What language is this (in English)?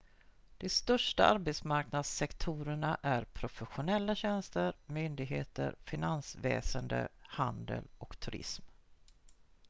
Swedish